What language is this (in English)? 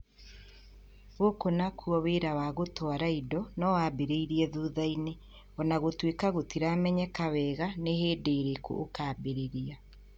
Kikuyu